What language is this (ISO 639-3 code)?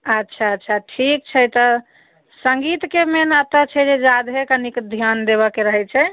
mai